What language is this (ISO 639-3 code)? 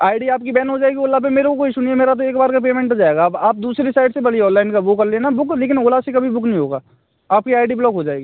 hin